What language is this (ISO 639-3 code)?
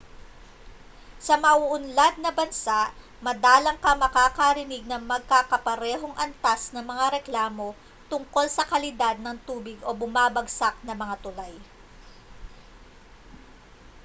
fil